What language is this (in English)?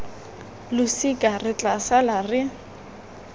Tswana